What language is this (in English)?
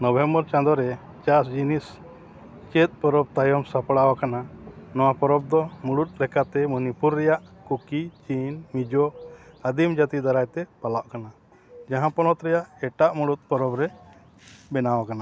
Santali